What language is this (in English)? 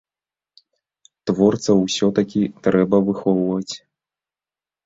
Belarusian